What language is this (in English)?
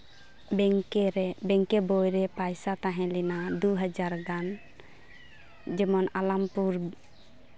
Santali